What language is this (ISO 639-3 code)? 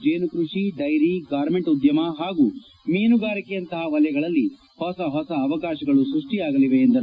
kan